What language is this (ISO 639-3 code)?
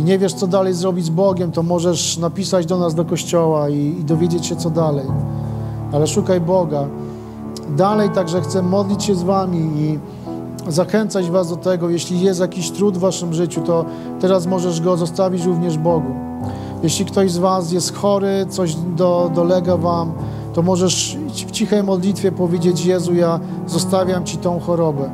pol